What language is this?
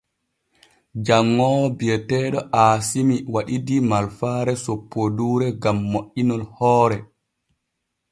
Borgu Fulfulde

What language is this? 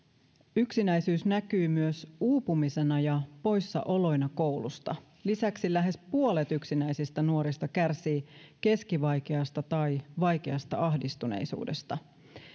Finnish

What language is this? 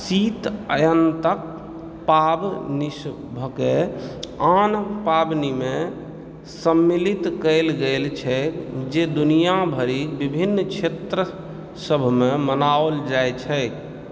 Maithili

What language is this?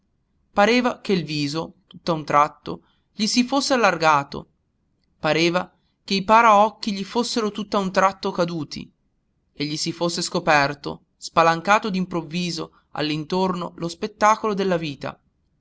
Italian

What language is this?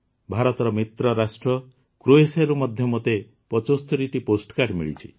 Odia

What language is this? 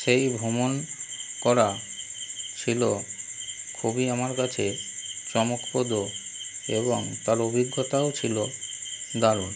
Bangla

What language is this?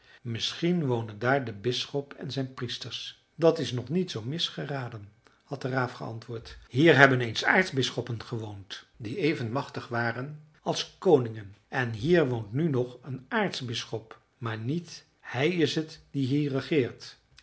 Dutch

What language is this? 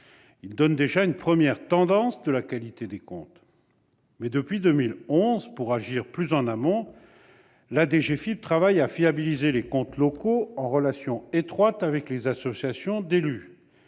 French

